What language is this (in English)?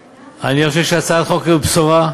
Hebrew